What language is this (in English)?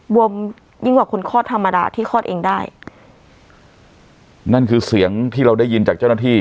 Thai